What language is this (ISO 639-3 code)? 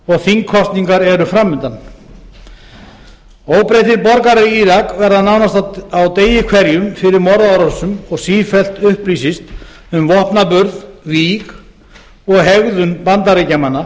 isl